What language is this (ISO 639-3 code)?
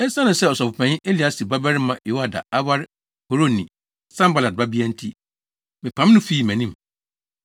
aka